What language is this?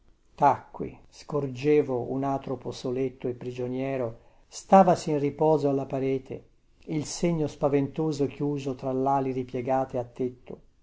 Italian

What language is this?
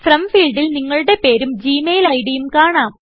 Malayalam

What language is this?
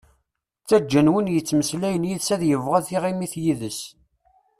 Kabyle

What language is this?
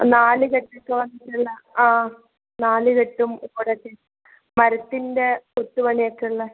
Malayalam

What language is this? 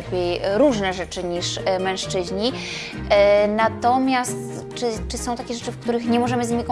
Polish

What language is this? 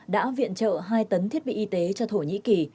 Vietnamese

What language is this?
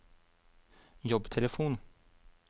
Norwegian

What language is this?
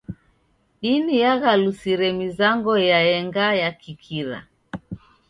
Taita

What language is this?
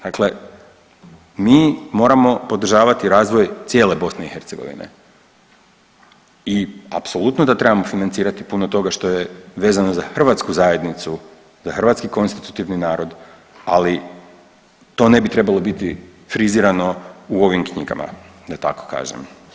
Croatian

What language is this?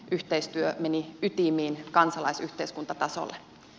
Finnish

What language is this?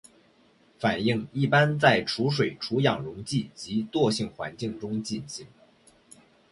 Chinese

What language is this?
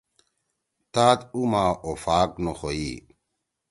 Torwali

